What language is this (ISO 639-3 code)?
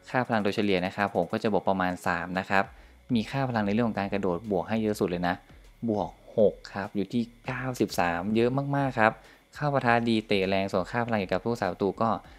tha